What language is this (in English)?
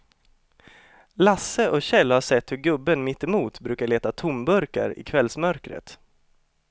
Swedish